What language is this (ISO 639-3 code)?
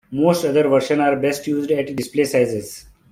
eng